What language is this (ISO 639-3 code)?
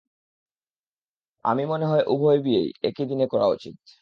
ben